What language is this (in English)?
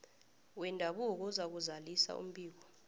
South Ndebele